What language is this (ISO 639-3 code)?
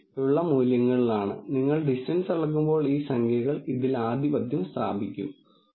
mal